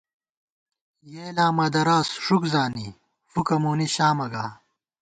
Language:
Gawar-Bati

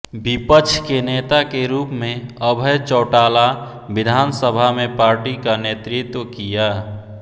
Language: Hindi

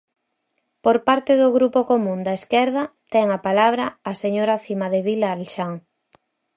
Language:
Galician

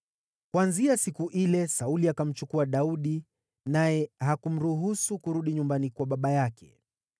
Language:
Swahili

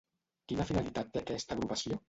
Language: Catalan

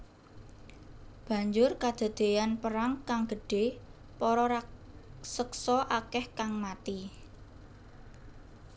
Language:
Javanese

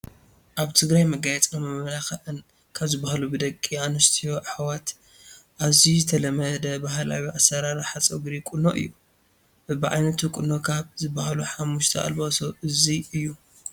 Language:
Tigrinya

